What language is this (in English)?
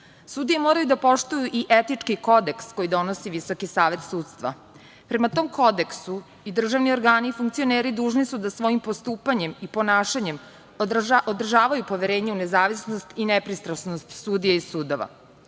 Serbian